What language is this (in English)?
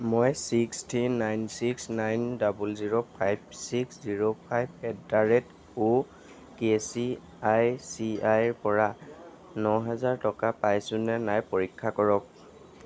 Assamese